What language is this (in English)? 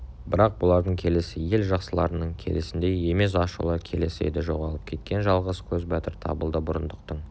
Kazakh